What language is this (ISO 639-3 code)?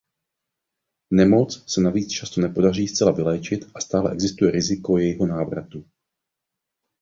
ces